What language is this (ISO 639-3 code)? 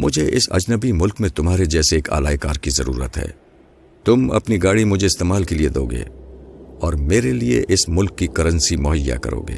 urd